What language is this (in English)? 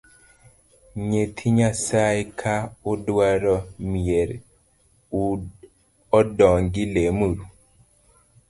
Luo (Kenya and Tanzania)